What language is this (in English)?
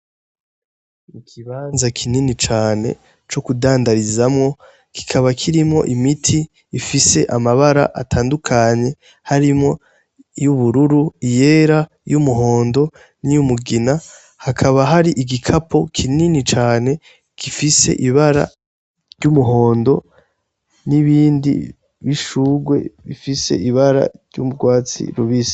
Rundi